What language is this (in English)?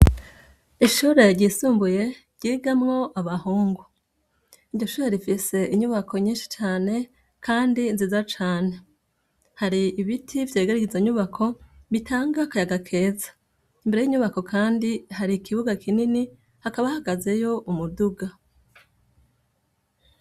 Rundi